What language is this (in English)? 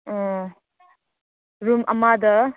Manipuri